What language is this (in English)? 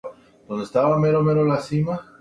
Spanish